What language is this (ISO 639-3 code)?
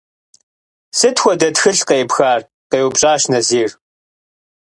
kbd